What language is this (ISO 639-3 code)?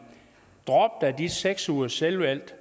dan